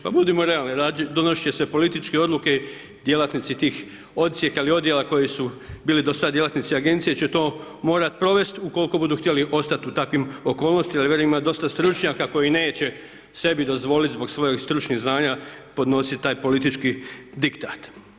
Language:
Croatian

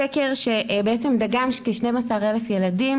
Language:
Hebrew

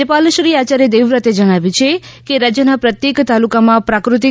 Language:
Gujarati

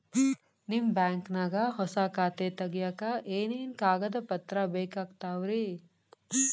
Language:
Kannada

